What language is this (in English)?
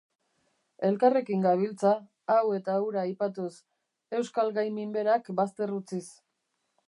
Basque